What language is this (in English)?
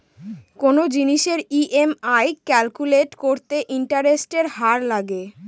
Bangla